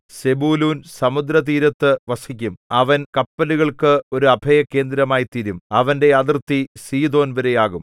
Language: Malayalam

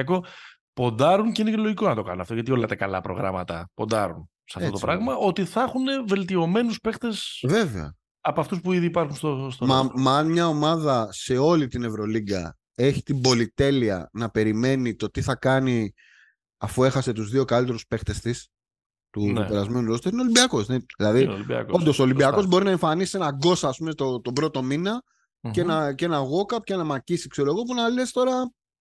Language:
Greek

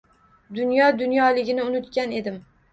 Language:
Uzbek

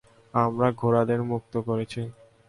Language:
Bangla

